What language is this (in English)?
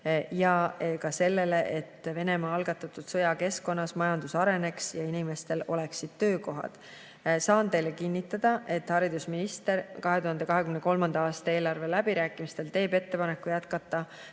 Estonian